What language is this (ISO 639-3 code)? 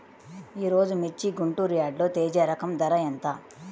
tel